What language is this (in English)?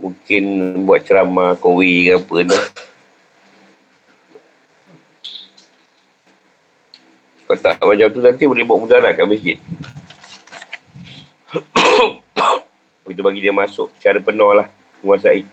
Malay